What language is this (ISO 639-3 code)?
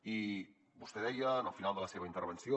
cat